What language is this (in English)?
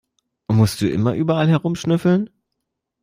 German